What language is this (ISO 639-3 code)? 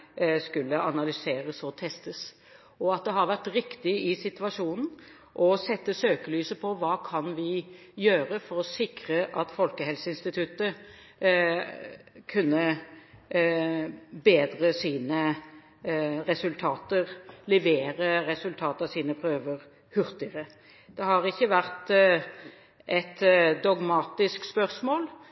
nob